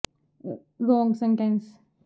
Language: Punjabi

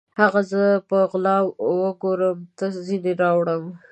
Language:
Pashto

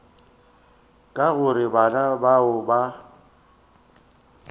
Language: Northern Sotho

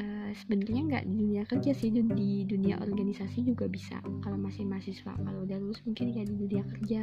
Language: Indonesian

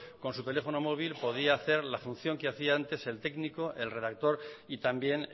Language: Spanish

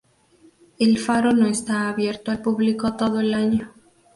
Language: Spanish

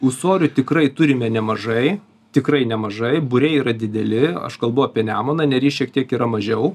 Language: Lithuanian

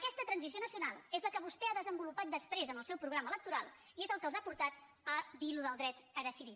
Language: Catalan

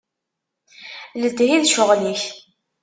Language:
Kabyle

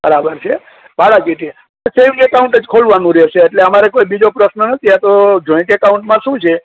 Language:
Gujarati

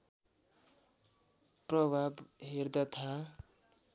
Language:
Nepali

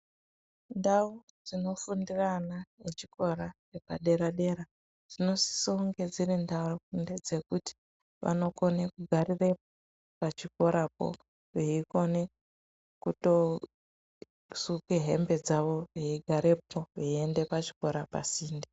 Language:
Ndau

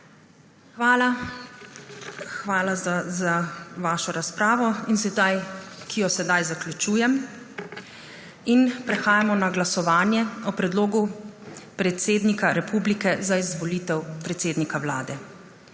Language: Slovenian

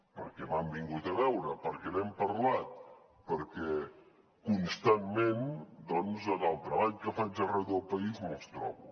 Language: Catalan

